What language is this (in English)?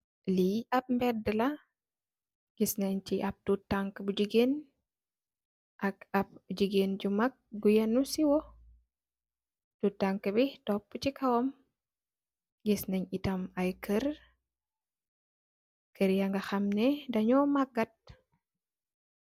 Wolof